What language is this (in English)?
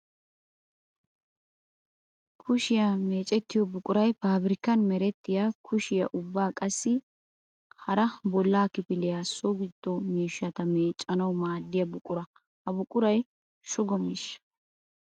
Wolaytta